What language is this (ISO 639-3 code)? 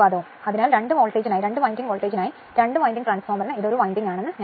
mal